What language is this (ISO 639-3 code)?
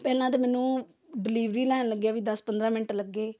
pan